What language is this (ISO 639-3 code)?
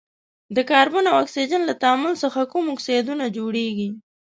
pus